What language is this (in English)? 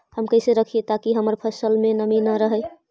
Magahi